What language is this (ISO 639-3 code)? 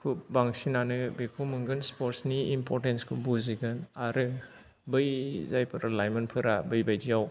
brx